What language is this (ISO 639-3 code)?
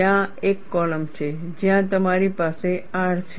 guj